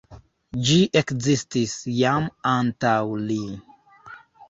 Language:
Esperanto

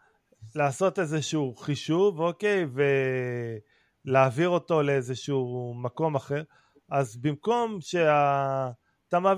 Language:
Hebrew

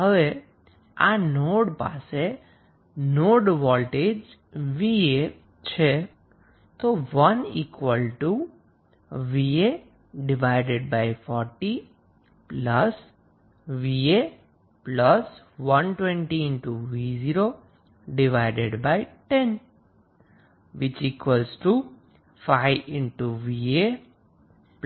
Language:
Gujarati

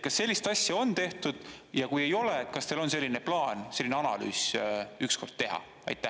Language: Estonian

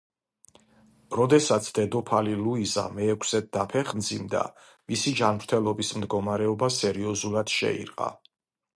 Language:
Georgian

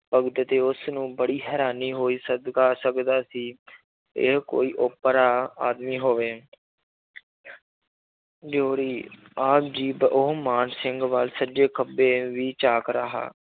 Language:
Punjabi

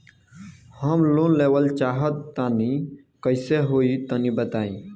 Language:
Bhojpuri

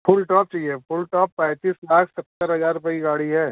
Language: Hindi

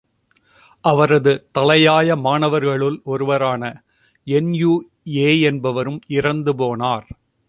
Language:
Tamil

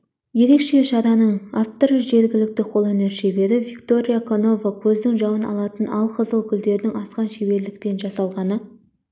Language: Kazakh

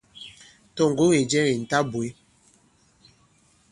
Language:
Bankon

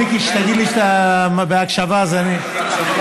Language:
Hebrew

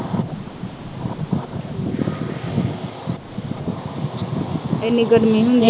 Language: Punjabi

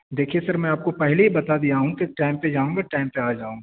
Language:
Urdu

